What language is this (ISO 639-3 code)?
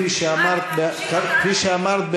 heb